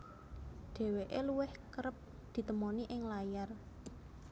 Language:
Javanese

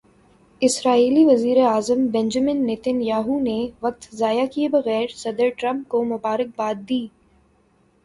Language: Urdu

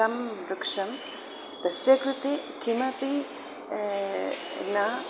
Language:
Sanskrit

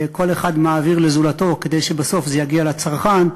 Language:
Hebrew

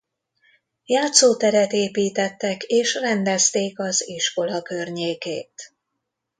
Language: Hungarian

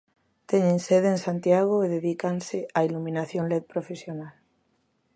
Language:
Galician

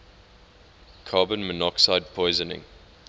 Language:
English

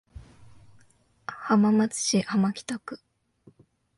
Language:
Japanese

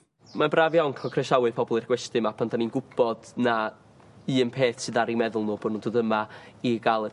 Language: Welsh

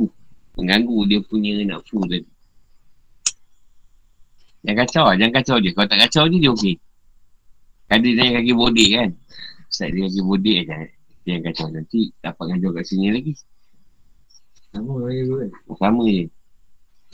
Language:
Malay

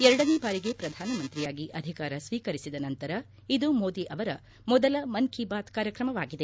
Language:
Kannada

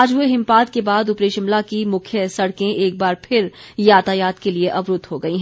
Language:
Hindi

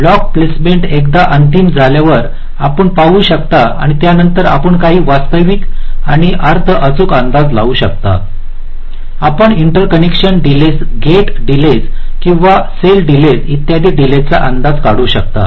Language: Marathi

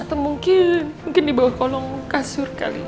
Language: Indonesian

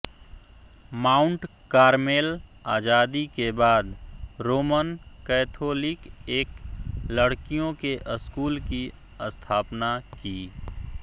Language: Hindi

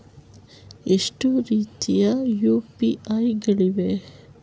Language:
Kannada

